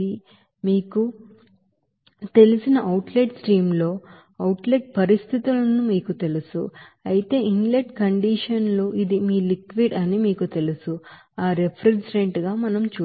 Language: Telugu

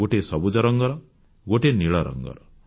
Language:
Odia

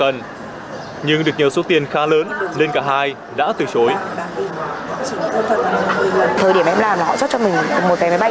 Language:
Vietnamese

